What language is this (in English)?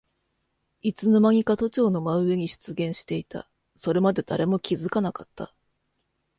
Japanese